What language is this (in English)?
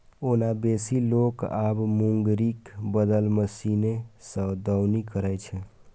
Maithili